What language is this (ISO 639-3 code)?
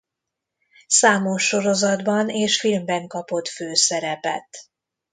hun